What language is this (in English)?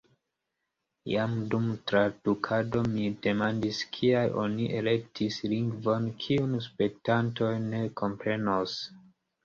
Esperanto